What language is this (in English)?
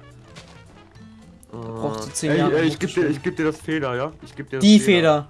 German